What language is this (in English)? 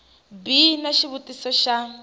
Tsonga